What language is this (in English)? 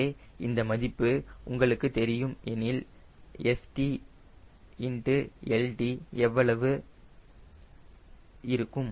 Tamil